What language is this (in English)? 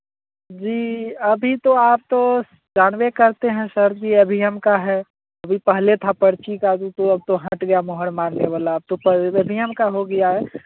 Hindi